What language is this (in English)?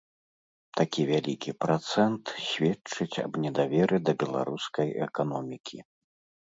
Belarusian